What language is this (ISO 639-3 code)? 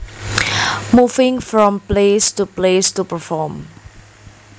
jav